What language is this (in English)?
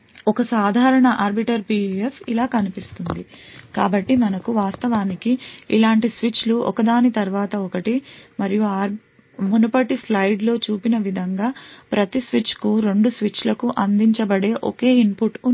Telugu